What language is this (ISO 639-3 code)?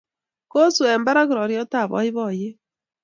kln